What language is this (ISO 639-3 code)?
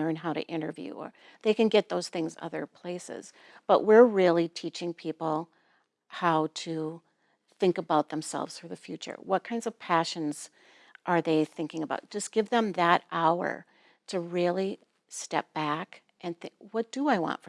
eng